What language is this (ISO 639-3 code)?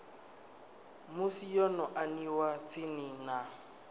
ven